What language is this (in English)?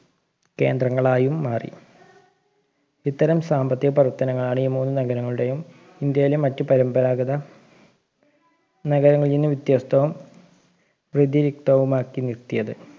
Malayalam